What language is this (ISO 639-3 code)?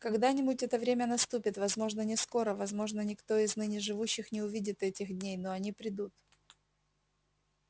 rus